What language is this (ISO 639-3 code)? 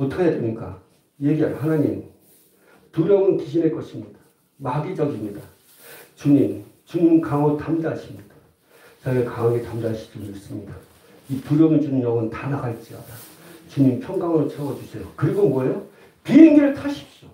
kor